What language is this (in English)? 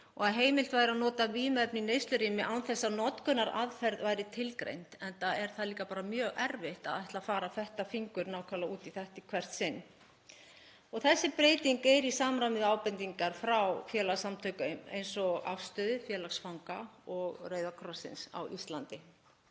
Icelandic